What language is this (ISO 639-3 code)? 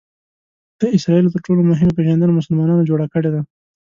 pus